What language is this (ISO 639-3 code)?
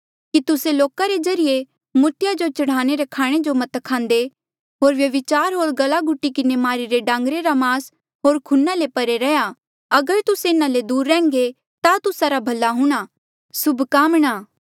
mjl